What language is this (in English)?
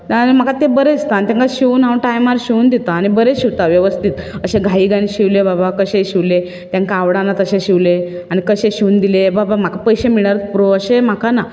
Konkani